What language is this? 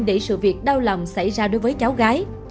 Vietnamese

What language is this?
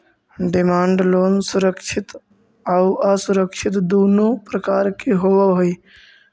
Magahi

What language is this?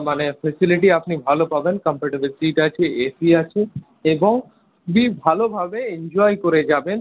Bangla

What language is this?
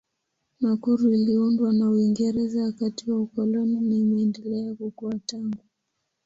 Swahili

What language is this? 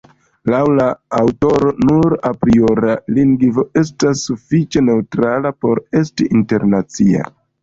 Esperanto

